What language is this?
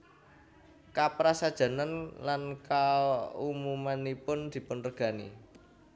Javanese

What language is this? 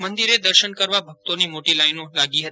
Gujarati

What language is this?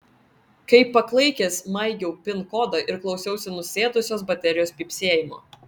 Lithuanian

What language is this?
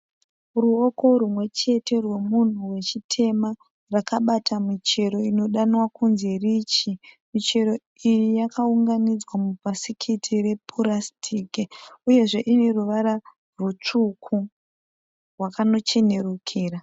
Shona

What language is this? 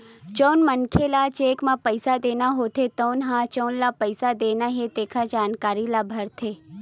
Chhattisgarhi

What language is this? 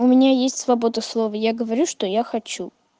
Russian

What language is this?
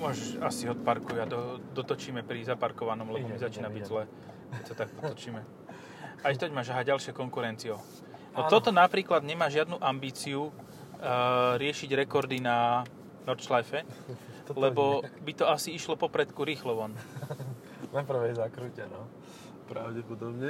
Slovak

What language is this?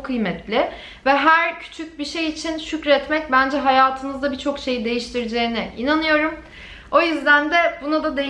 Turkish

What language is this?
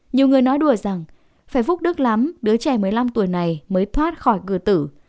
Vietnamese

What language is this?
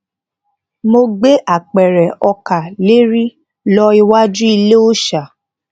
Yoruba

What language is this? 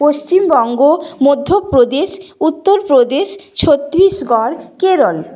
Bangla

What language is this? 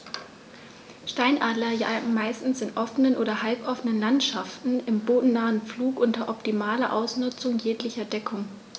German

